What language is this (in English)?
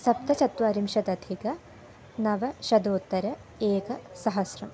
Sanskrit